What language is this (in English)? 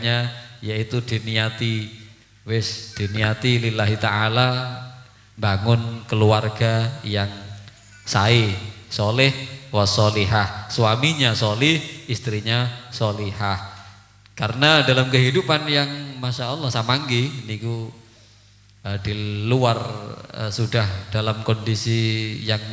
Indonesian